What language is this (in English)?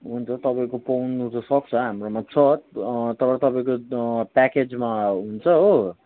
Nepali